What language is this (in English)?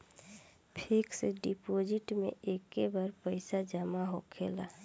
Bhojpuri